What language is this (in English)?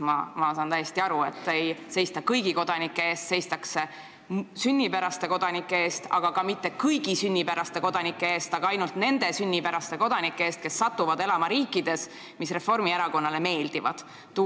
Estonian